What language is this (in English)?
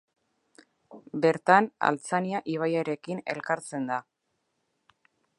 Basque